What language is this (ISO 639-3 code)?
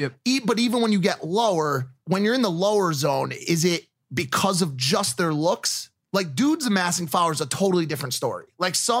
eng